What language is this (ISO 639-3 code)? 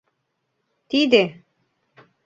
chm